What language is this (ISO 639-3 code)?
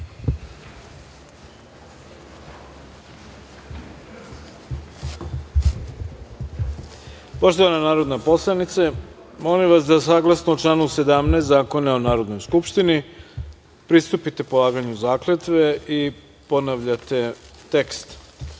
srp